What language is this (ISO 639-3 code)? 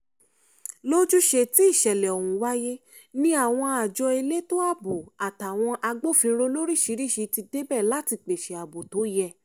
yor